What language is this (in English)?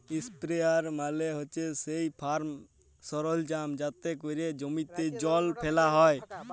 Bangla